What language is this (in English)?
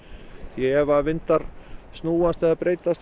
Icelandic